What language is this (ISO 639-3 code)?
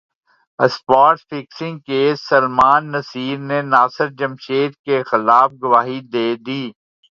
urd